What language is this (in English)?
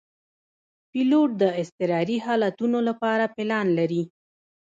Pashto